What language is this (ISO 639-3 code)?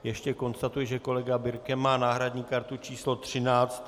ces